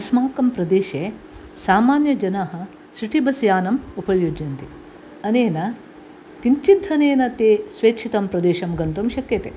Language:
Sanskrit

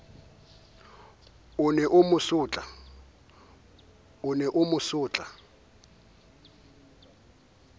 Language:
Southern Sotho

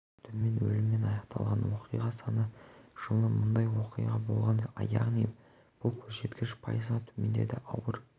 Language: Kazakh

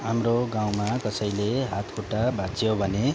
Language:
Nepali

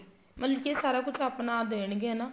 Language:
Punjabi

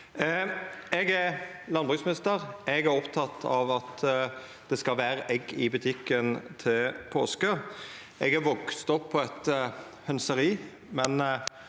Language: Norwegian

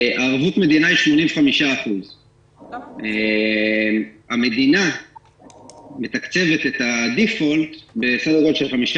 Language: Hebrew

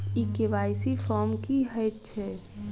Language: Maithili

